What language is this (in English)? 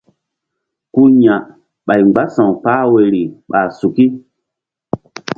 Mbum